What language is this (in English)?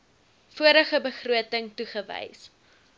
Afrikaans